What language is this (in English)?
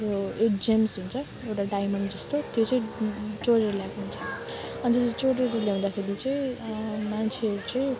Nepali